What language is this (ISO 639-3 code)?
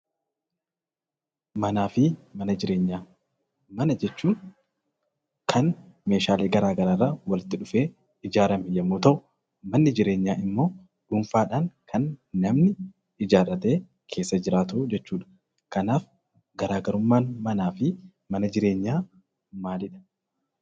orm